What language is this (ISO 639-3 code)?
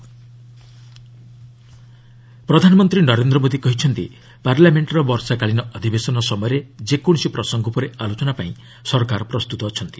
ori